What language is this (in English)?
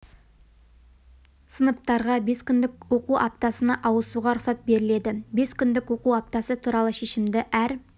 Kazakh